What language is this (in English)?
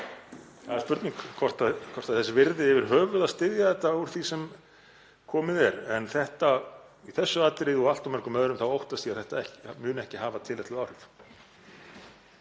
Icelandic